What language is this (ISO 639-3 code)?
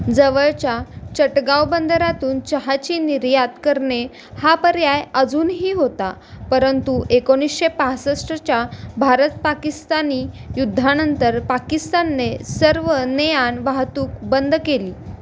mar